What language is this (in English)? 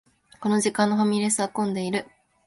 Japanese